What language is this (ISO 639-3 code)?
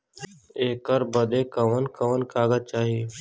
bho